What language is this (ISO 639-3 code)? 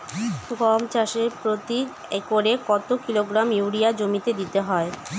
ben